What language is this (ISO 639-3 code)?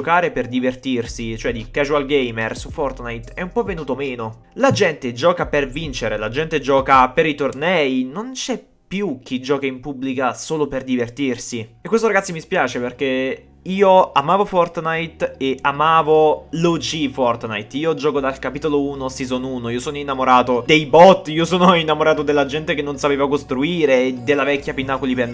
ita